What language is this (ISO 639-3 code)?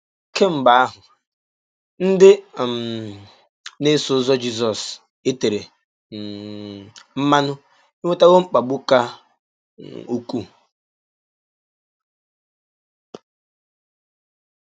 ibo